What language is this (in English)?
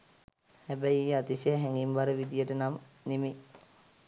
Sinhala